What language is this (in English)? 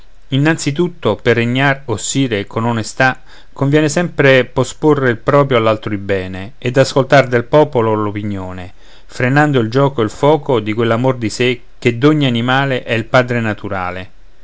Italian